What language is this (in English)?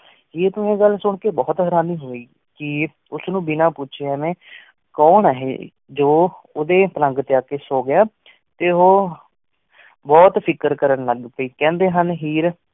Punjabi